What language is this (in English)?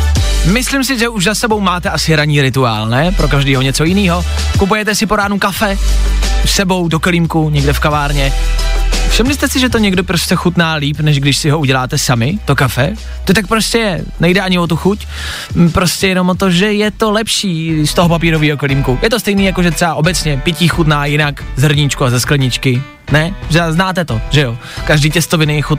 Czech